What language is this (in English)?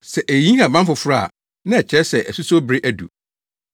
Akan